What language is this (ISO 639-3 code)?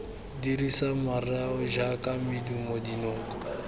tsn